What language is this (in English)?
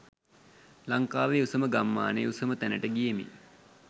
Sinhala